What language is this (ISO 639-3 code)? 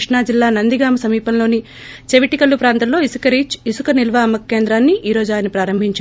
tel